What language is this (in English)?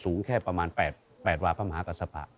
Thai